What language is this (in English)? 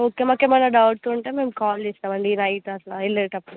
Telugu